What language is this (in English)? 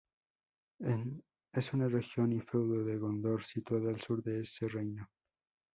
Spanish